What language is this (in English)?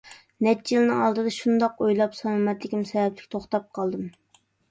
Uyghur